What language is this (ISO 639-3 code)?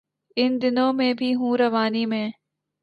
urd